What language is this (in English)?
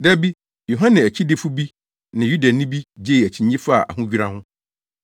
Akan